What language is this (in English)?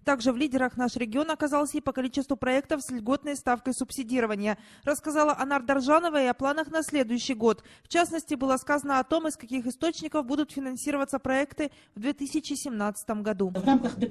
Russian